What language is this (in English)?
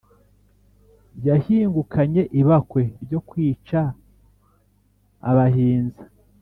Kinyarwanda